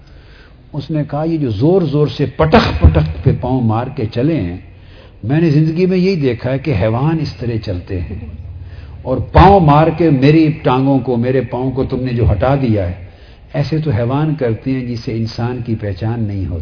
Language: Urdu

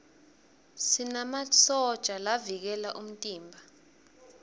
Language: Swati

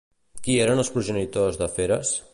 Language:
Catalan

